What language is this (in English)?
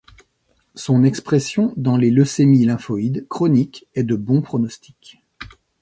French